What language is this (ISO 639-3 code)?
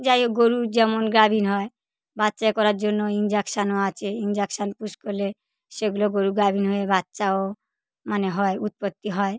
ben